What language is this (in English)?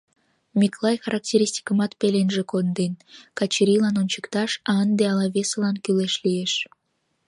Mari